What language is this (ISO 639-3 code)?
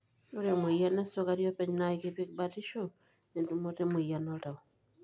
mas